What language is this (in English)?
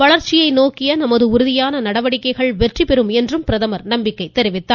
Tamil